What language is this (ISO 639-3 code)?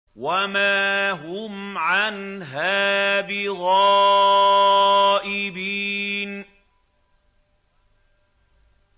ara